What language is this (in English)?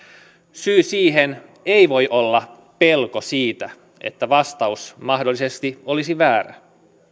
Finnish